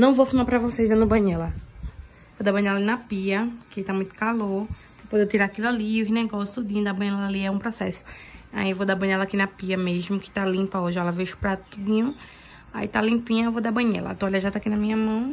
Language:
Portuguese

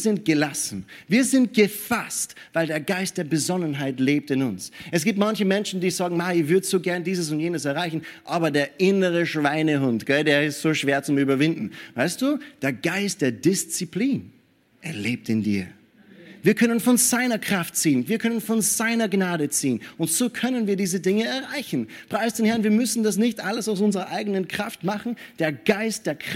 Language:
German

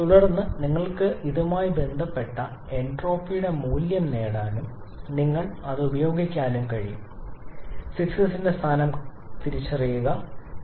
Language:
Malayalam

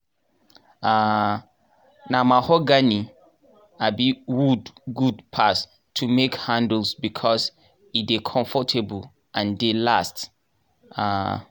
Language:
Nigerian Pidgin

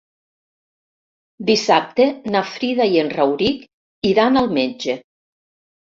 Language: Catalan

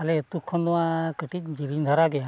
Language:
Santali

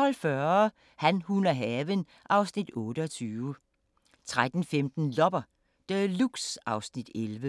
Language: Danish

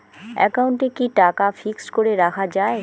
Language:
Bangla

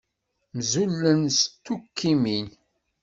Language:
Kabyle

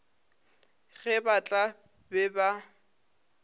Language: Northern Sotho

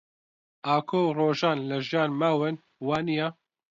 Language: Central Kurdish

